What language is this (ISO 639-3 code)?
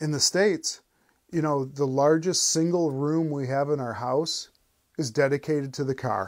eng